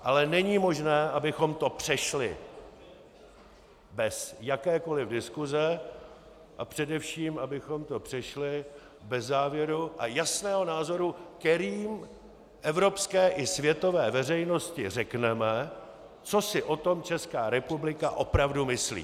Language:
Czech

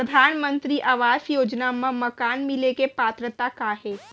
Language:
Chhattisgarhi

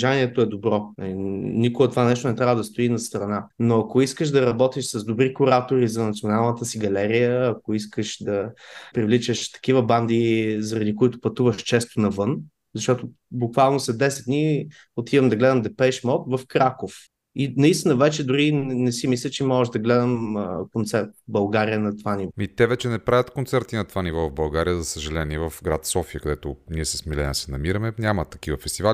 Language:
Bulgarian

